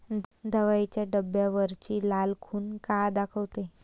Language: Marathi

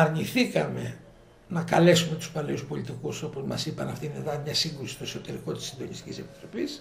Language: Greek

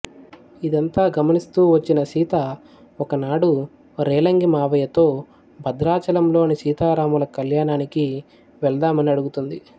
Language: Telugu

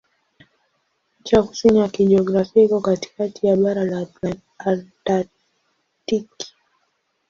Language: Swahili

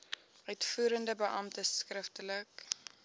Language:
Afrikaans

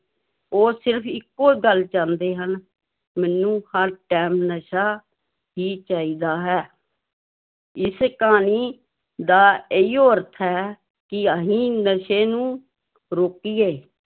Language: Punjabi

